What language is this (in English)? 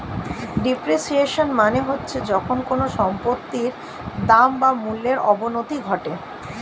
Bangla